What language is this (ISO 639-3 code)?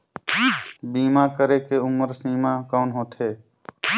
hne